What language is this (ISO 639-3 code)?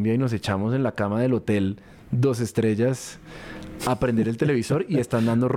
spa